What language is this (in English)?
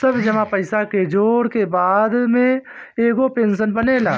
Bhojpuri